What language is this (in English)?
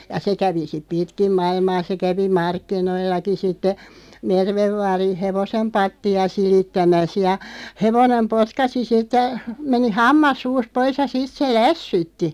Finnish